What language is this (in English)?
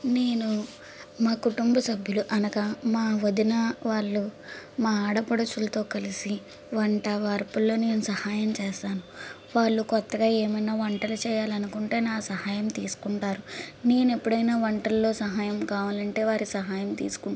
Telugu